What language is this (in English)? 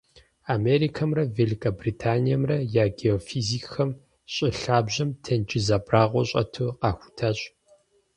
Kabardian